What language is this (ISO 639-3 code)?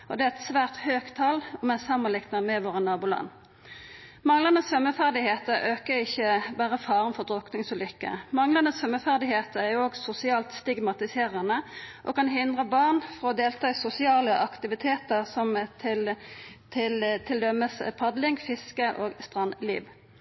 nno